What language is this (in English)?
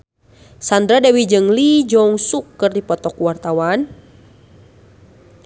Sundanese